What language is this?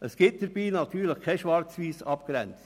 Swiss German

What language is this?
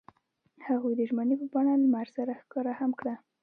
Pashto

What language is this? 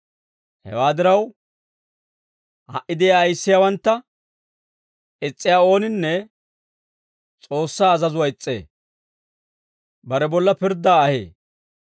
Dawro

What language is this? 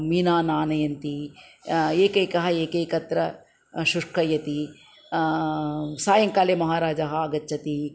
Sanskrit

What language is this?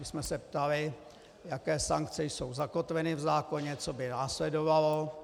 Czech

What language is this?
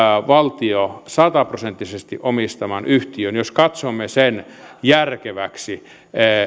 Finnish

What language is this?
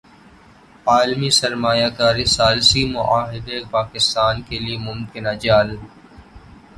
Urdu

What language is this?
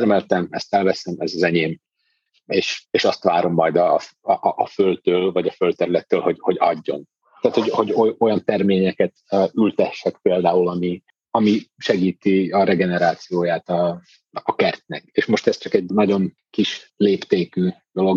Hungarian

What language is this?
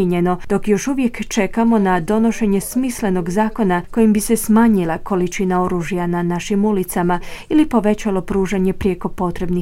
Croatian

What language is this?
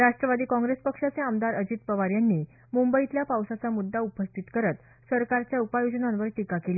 Marathi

